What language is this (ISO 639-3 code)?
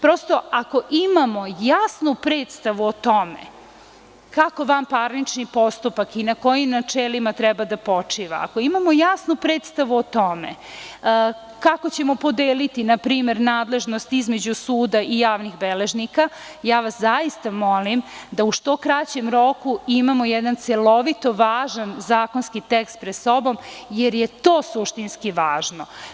srp